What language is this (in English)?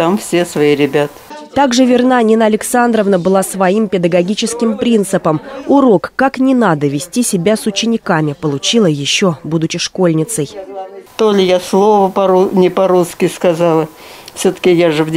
Russian